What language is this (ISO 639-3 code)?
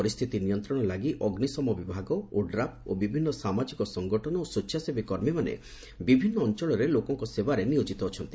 ori